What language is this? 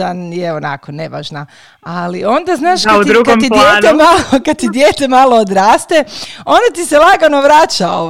Croatian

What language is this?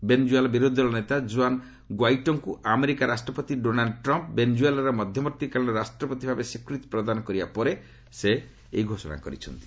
Odia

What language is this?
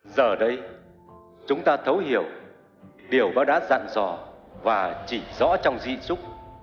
Vietnamese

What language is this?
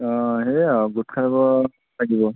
Assamese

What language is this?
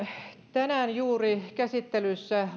Finnish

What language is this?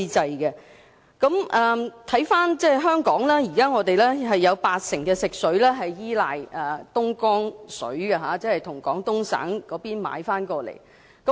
Cantonese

